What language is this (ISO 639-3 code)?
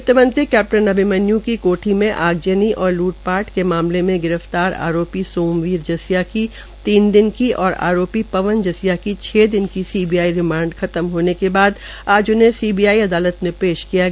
hin